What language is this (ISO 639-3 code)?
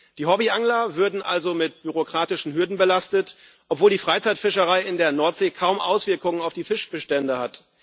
deu